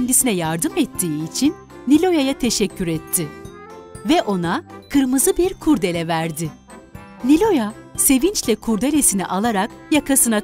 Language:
Turkish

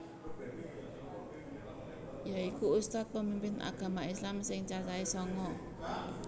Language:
Javanese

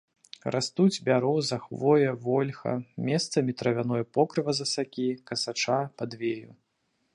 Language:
Belarusian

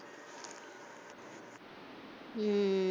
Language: Punjabi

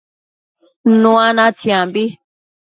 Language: Matsés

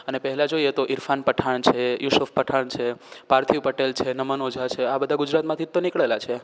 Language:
Gujarati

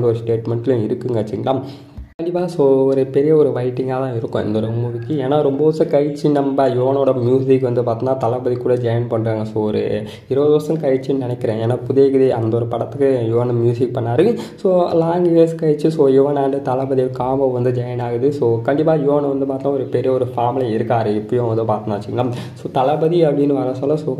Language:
Indonesian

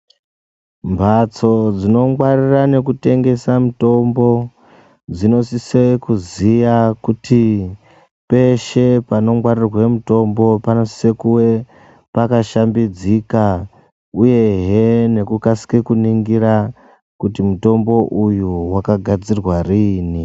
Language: Ndau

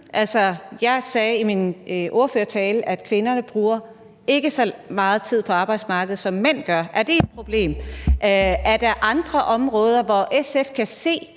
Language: Danish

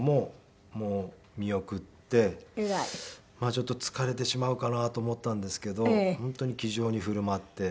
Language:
Japanese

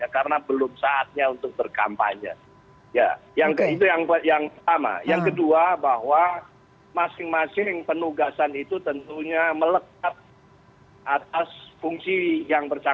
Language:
Indonesian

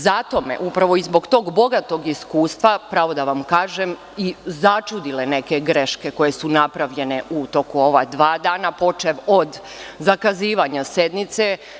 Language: Serbian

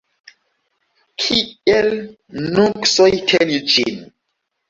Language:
Esperanto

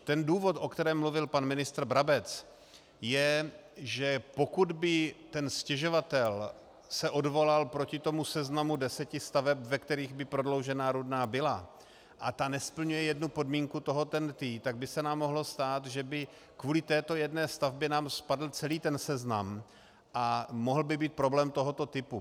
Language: Czech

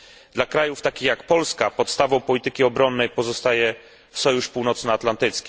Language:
Polish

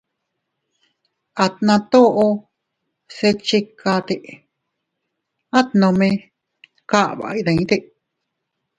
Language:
Teutila Cuicatec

